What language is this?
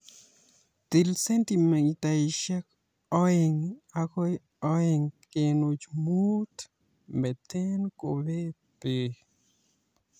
Kalenjin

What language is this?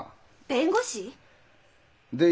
Japanese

